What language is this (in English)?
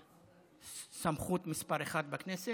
Hebrew